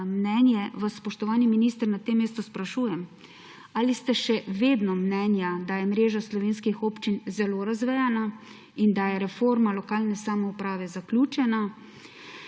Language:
Slovenian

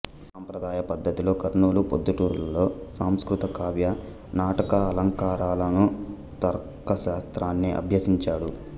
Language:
Telugu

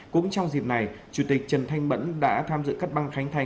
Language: Vietnamese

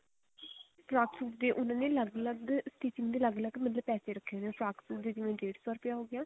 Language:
Punjabi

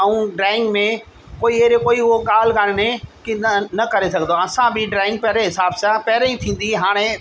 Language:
Sindhi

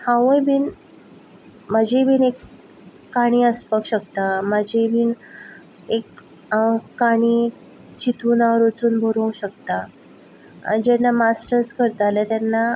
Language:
Konkani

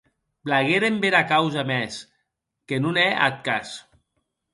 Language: Occitan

